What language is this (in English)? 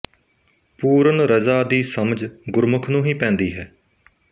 Punjabi